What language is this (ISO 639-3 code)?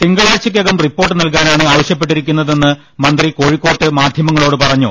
mal